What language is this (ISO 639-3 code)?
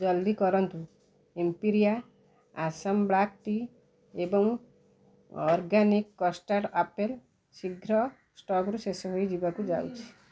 ori